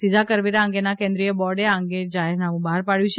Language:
Gujarati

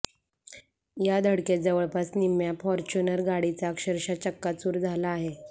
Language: Marathi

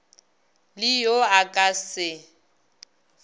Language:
Northern Sotho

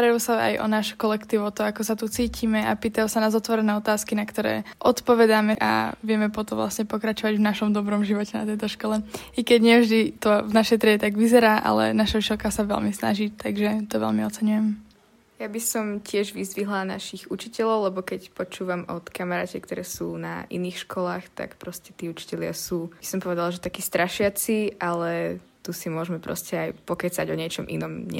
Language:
Slovak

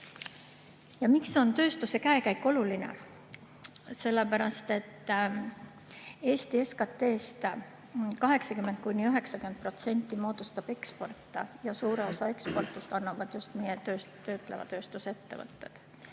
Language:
Estonian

